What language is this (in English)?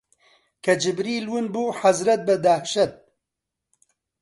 Central Kurdish